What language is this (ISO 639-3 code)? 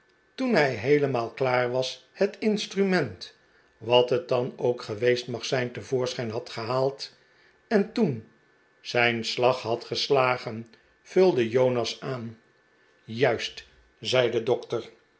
nld